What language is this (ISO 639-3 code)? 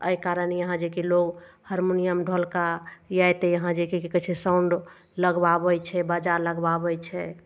mai